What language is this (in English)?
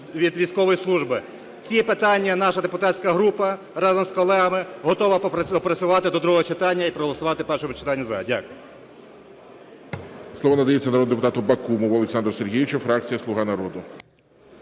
Ukrainian